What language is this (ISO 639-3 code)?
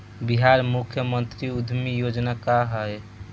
bho